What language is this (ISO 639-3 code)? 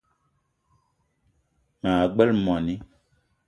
eto